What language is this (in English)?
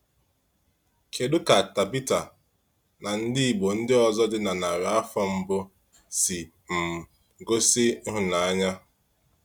Igbo